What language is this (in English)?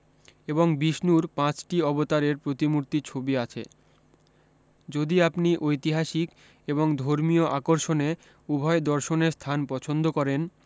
Bangla